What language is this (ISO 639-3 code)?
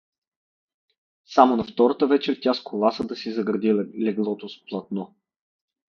bul